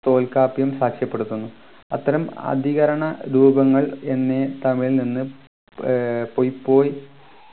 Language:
Malayalam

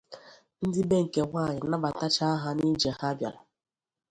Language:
Igbo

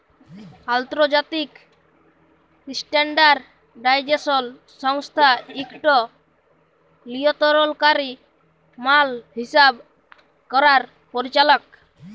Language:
Bangla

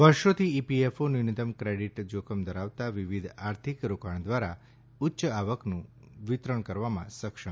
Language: Gujarati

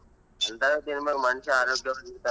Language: Kannada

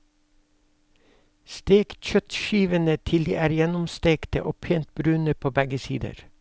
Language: Norwegian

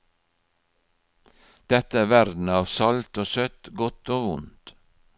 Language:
Norwegian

